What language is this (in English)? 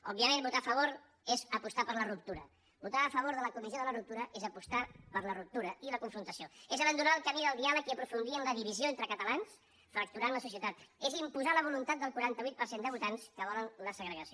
Catalan